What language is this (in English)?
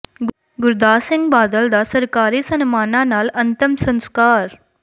Punjabi